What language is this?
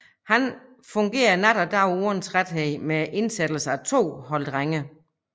Danish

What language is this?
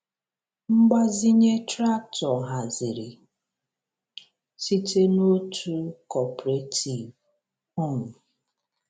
Igbo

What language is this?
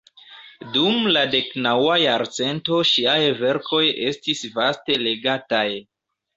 Esperanto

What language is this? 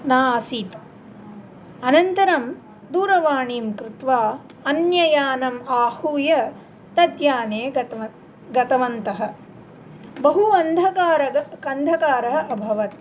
Sanskrit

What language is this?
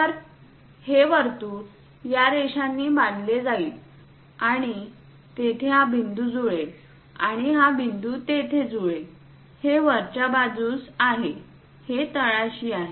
Marathi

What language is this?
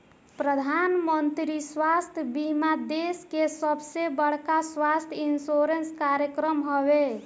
Bhojpuri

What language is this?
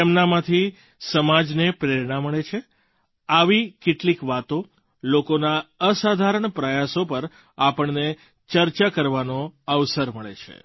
Gujarati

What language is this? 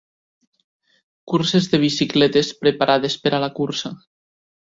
Catalan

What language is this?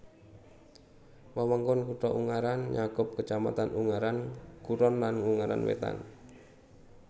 Javanese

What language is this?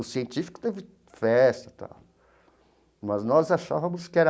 Portuguese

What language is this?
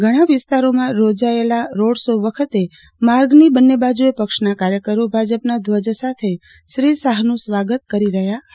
Gujarati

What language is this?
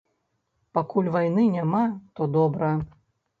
Belarusian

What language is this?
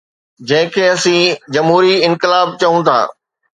Sindhi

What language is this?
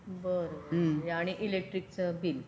Marathi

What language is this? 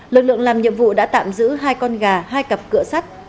Vietnamese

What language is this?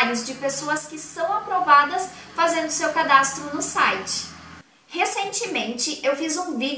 Portuguese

